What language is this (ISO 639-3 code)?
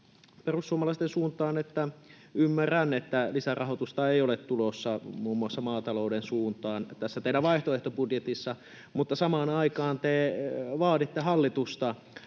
fin